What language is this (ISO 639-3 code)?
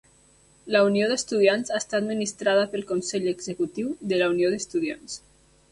cat